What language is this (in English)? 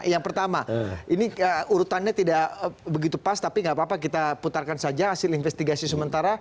Indonesian